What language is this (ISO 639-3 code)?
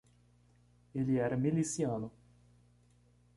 por